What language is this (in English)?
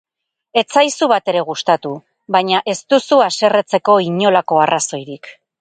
Basque